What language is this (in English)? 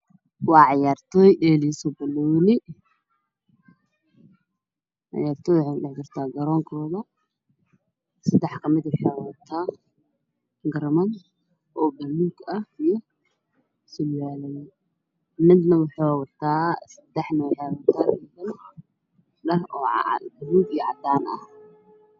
Somali